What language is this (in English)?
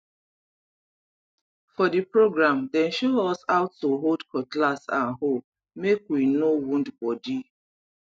Nigerian Pidgin